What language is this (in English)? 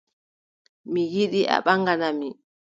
Adamawa Fulfulde